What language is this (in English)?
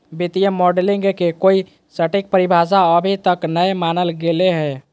Magahi